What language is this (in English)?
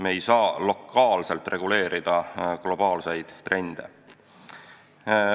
Estonian